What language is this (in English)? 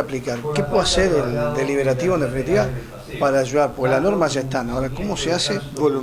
Spanish